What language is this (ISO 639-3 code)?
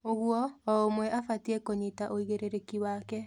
kik